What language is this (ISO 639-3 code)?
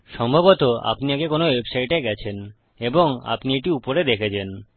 ben